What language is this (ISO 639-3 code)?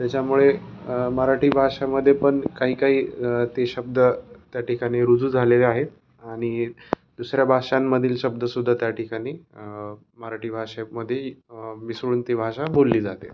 mar